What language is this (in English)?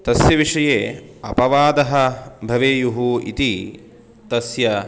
Sanskrit